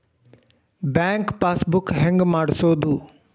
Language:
Kannada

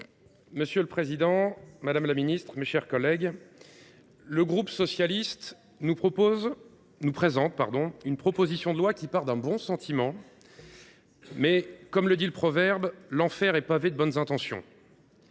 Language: French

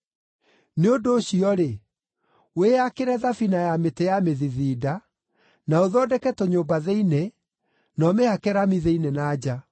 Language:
Kikuyu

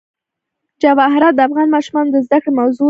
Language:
Pashto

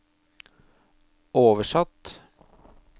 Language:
Norwegian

